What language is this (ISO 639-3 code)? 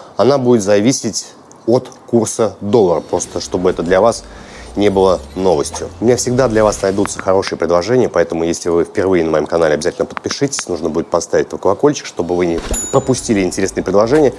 rus